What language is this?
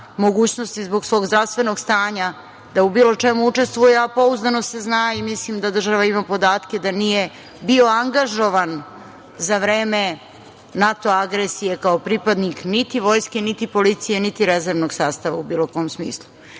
Serbian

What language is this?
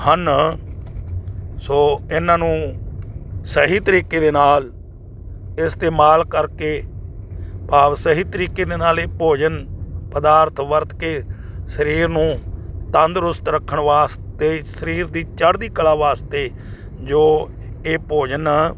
Punjabi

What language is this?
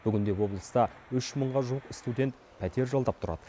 Kazakh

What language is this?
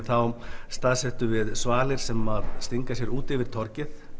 Icelandic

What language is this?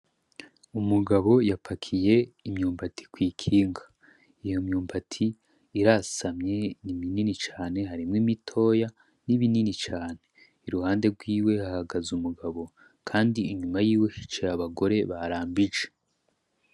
Rundi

